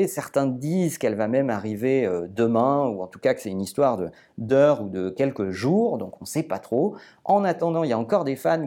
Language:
French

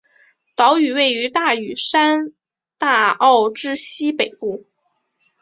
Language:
Chinese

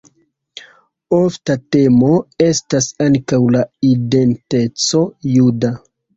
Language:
Esperanto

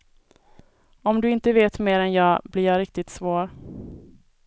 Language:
Swedish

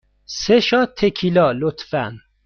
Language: Persian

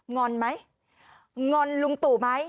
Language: Thai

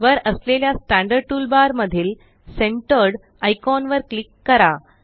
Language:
Marathi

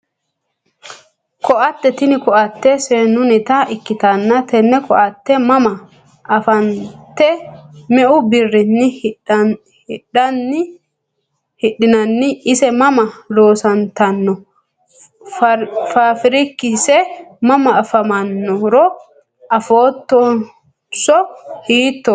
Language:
Sidamo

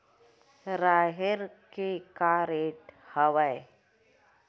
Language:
Chhattisgarhi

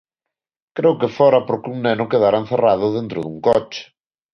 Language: Galician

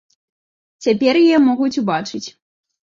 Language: Belarusian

